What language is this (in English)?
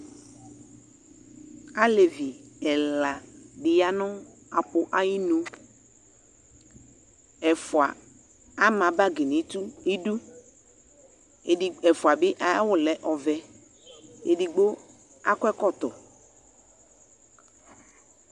Ikposo